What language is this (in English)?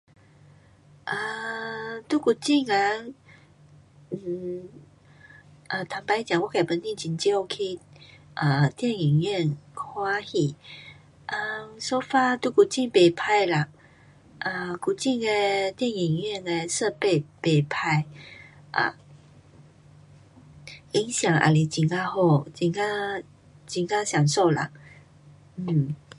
Pu-Xian Chinese